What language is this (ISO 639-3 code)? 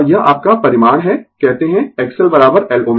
hin